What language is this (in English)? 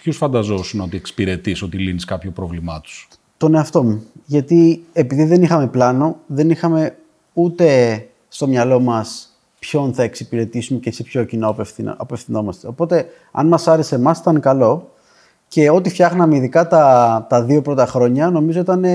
Greek